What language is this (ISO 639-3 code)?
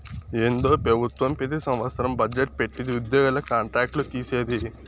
tel